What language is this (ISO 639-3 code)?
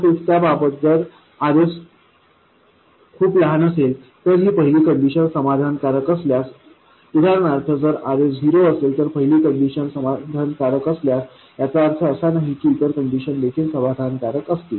mar